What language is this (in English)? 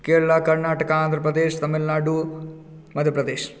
Maithili